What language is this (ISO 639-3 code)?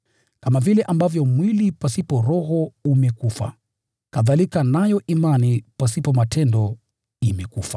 swa